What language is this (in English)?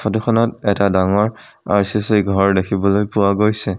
Assamese